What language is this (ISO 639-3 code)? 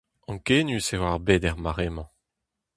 bre